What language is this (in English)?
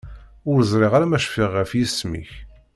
Kabyle